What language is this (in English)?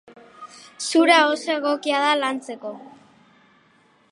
Basque